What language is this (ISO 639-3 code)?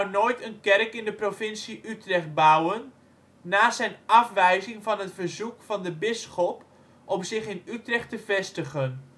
nld